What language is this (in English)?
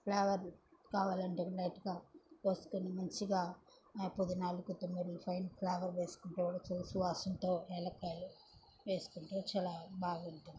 Telugu